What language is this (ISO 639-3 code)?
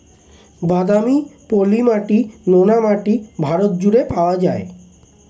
ben